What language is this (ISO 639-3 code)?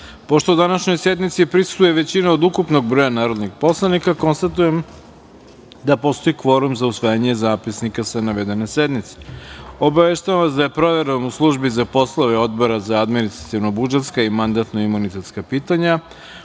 srp